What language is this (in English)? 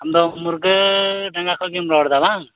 Santali